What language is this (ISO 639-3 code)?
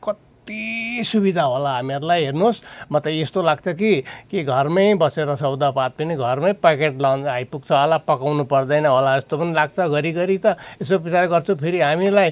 nep